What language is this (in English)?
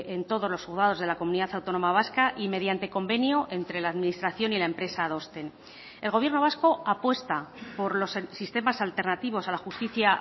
Spanish